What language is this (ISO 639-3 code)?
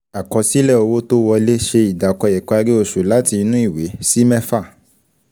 yor